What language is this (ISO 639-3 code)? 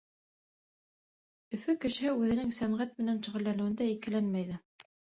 bak